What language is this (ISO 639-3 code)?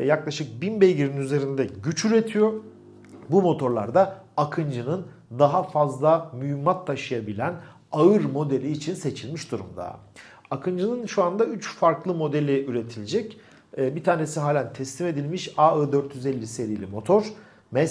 tur